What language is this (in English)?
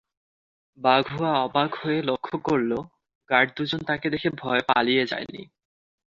Bangla